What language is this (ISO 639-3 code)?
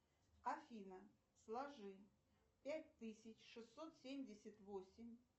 rus